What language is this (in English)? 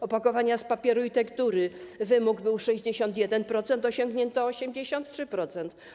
Polish